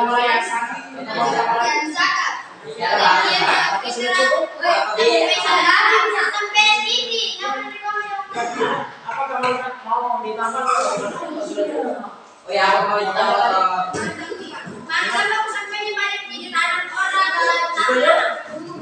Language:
Indonesian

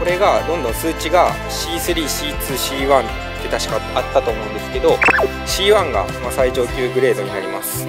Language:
Japanese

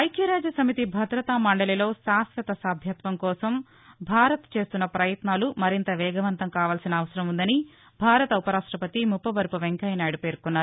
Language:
Telugu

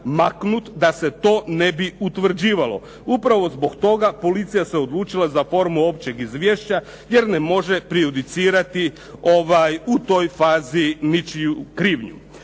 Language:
Croatian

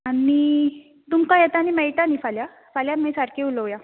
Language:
Konkani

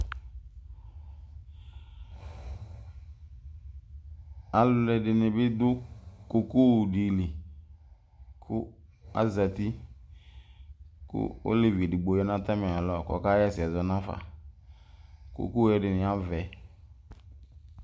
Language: Ikposo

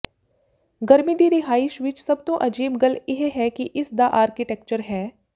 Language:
Punjabi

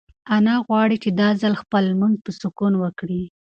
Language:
Pashto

